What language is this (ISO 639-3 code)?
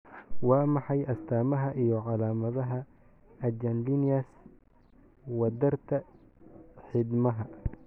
som